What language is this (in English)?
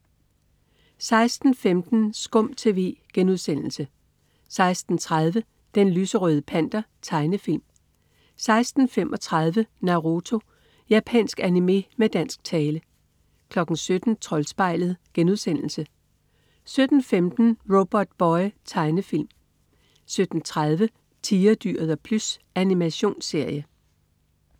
Danish